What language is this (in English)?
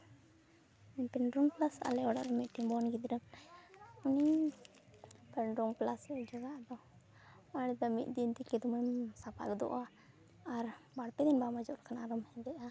Santali